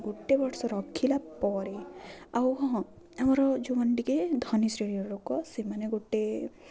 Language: Odia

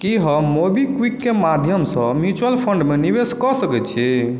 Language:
Maithili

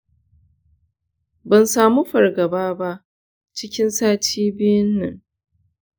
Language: Hausa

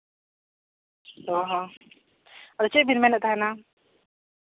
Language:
Santali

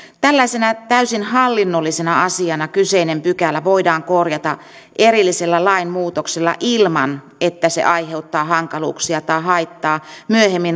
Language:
Finnish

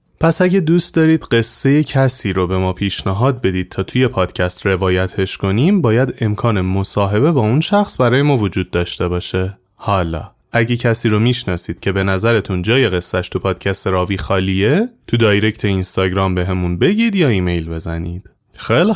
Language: Persian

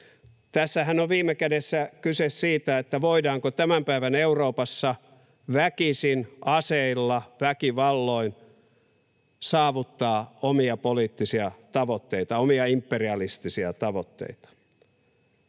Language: Finnish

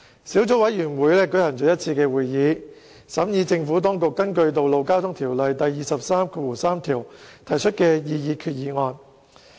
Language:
Cantonese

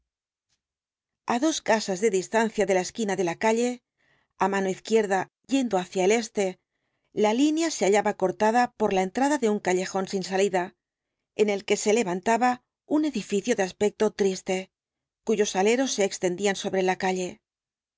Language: Spanish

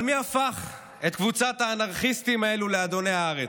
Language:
Hebrew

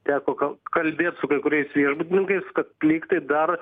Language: Lithuanian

